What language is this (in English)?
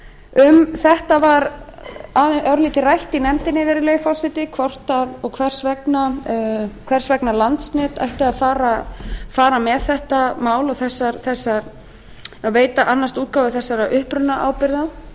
Icelandic